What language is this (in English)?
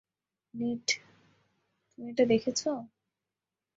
Bangla